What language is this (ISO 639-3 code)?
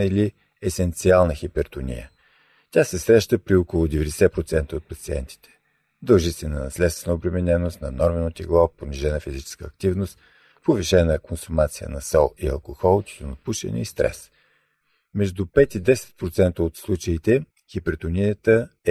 bul